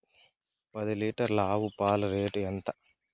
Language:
Telugu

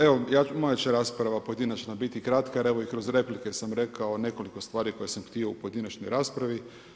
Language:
Croatian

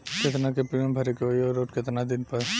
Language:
Bhojpuri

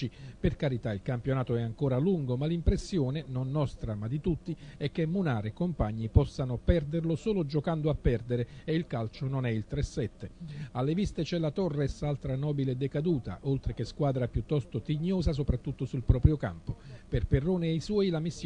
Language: Italian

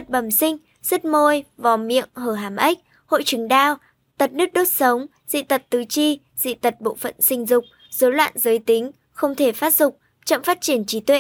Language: Vietnamese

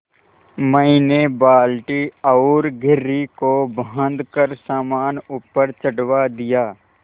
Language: Hindi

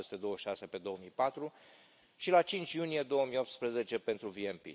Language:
Romanian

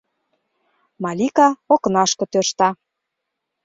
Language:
Mari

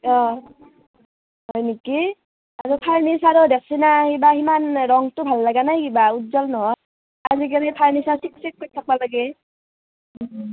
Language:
Assamese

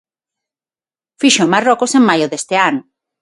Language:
Galician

